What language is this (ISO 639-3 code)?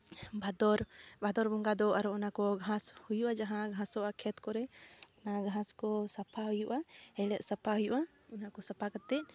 sat